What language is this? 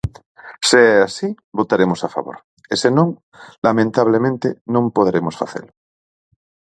Galician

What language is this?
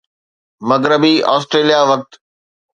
Sindhi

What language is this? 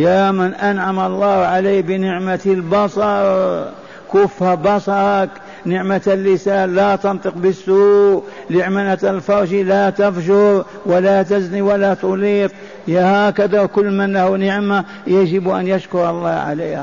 Arabic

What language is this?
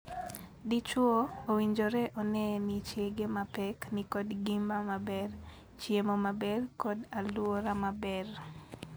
Luo (Kenya and Tanzania)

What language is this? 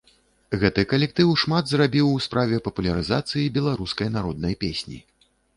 Belarusian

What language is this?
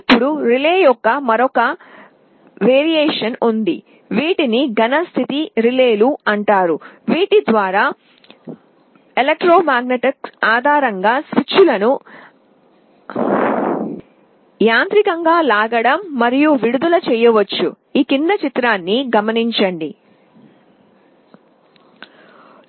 Telugu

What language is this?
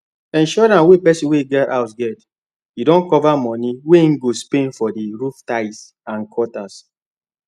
Nigerian Pidgin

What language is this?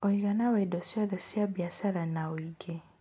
Kikuyu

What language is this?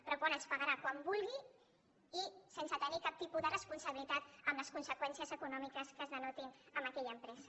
Catalan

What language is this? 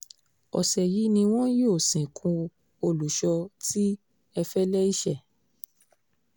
Yoruba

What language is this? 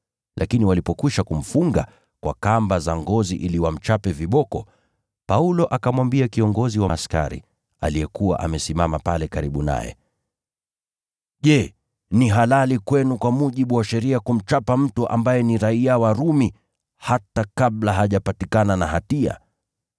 Swahili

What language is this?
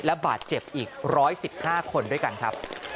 Thai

